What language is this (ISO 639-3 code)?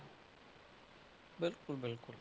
pan